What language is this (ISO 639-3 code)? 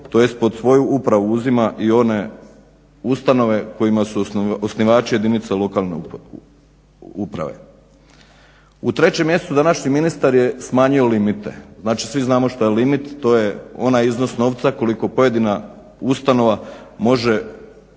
hrv